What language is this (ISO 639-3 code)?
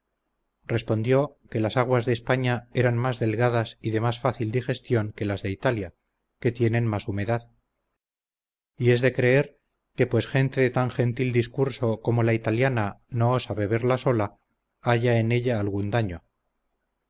spa